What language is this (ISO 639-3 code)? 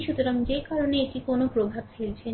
ben